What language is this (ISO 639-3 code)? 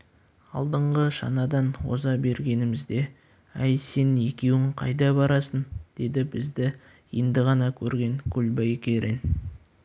kaz